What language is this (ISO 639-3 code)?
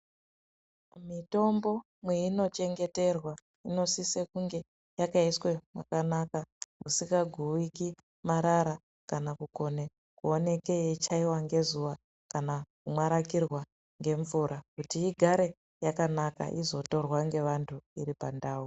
ndc